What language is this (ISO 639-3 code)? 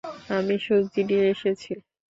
ben